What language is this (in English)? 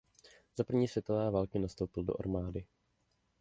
Czech